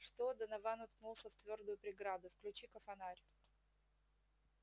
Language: Russian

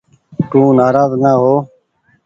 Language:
Goaria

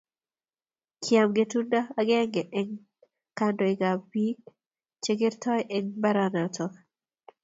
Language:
Kalenjin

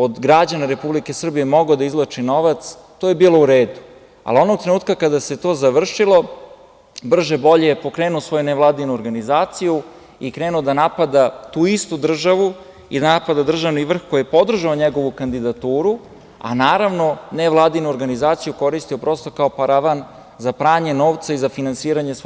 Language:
Serbian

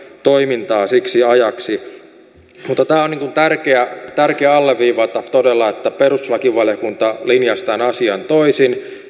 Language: Finnish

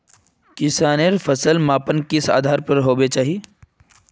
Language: Magahi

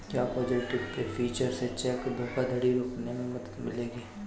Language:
Hindi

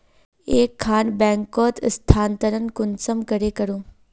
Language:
Magahi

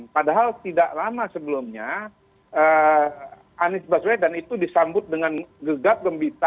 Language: Indonesian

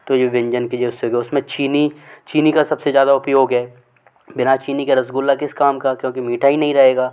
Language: Hindi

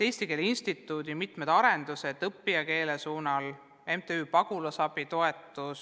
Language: Estonian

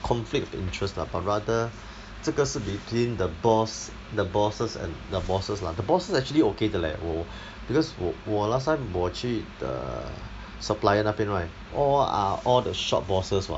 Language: English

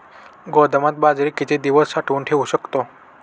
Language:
Marathi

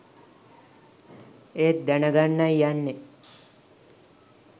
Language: Sinhala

